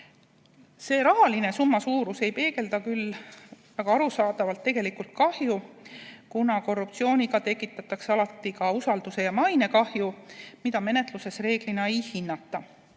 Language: Estonian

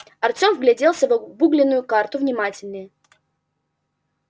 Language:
Russian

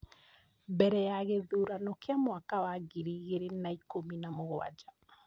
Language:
Kikuyu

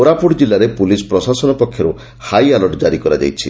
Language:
Odia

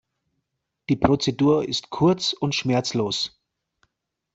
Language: German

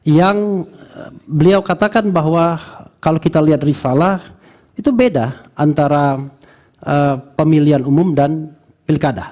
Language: Indonesian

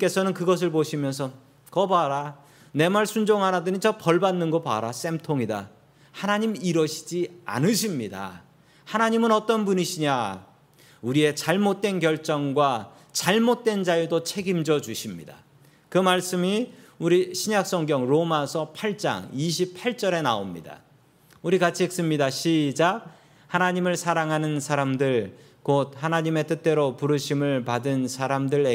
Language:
Korean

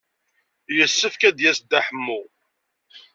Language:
Kabyle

